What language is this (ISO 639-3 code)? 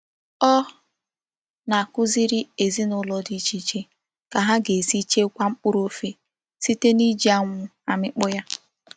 ibo